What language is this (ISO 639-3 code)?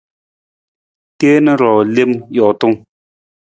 nmz